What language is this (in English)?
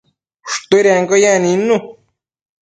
Matsés